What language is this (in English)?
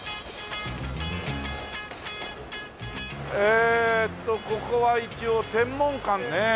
Japanese